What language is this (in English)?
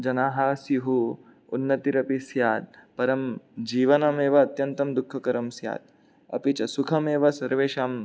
Sanskrit